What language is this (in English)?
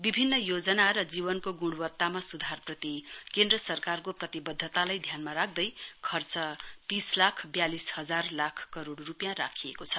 Nepali